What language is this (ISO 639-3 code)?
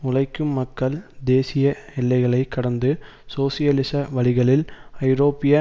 tam